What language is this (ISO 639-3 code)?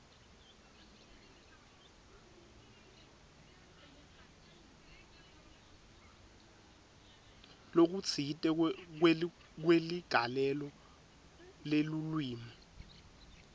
ssw